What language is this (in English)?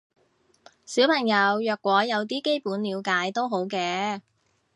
Cantonese